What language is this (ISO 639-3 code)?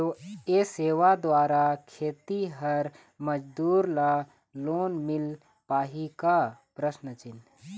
hne